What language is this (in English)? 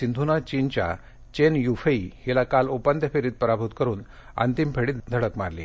Marathi